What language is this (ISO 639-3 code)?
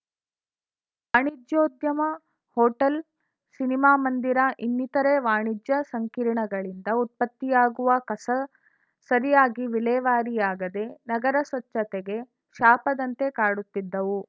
kan